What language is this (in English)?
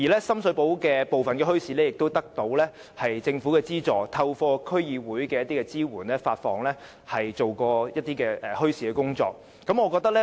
Cantonese